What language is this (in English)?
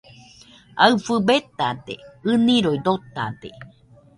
Nüpode Huitoto